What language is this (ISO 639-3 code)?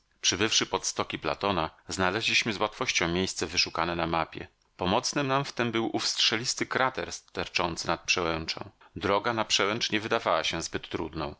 pol